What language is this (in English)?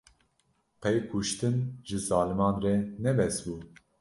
Kurdish